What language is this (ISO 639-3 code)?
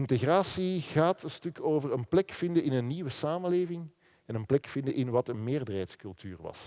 nld